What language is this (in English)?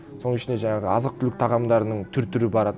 Kazakh